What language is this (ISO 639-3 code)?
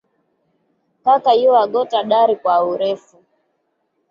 swa